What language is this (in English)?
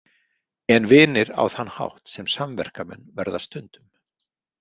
Icelandic